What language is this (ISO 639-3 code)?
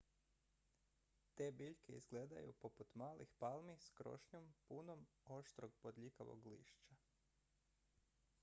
hrv